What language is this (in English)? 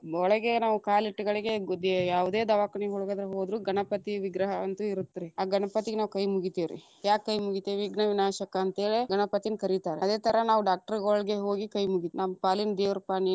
Kannada